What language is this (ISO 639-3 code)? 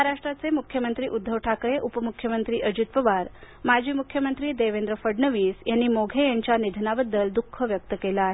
mar